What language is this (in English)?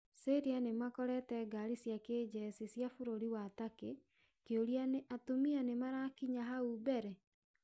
Kikuyu